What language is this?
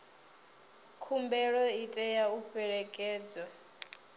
Venda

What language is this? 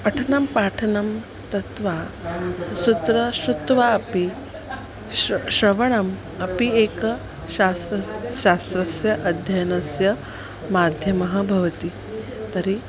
Sanskrit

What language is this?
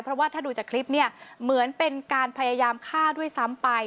Thai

